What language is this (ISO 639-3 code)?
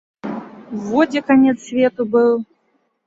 bel